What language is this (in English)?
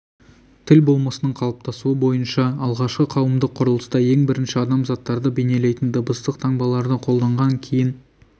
Kazakh